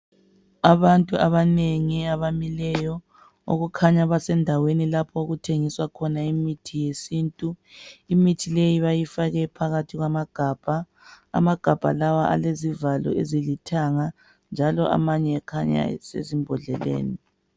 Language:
North Ndebele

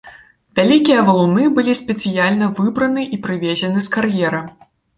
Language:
Belarusian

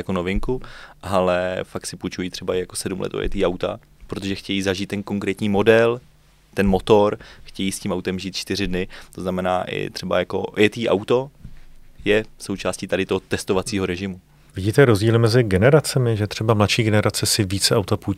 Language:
Czech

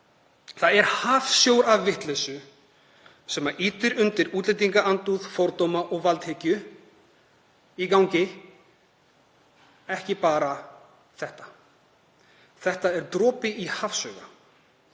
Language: Icelandic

